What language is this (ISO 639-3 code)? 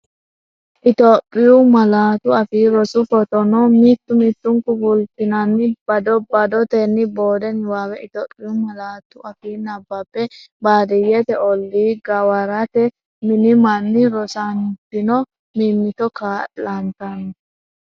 sid